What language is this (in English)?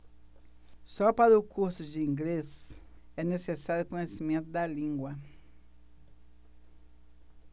Portuguese